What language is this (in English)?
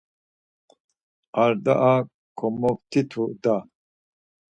Laz